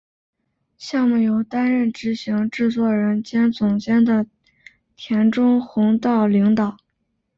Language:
Chinese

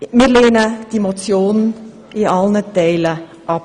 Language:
Swiss German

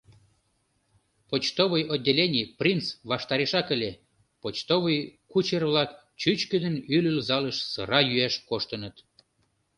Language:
Mari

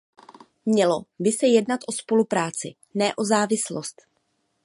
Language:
Czech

